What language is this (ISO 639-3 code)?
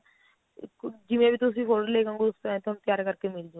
pan